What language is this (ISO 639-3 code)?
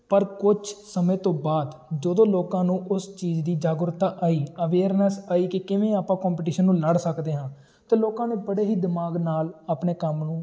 pan